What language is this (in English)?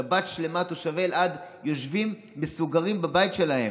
Hebrew